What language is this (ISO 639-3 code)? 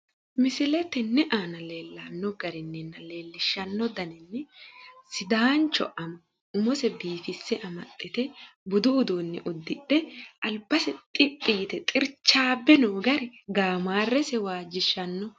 sid